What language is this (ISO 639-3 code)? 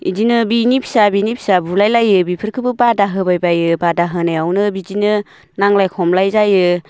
brx